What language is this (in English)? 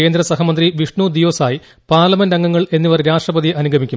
Malayalam